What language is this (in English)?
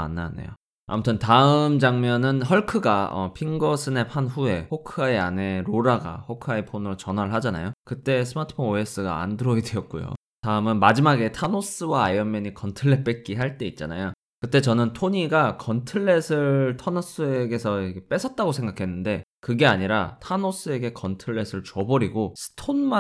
Korean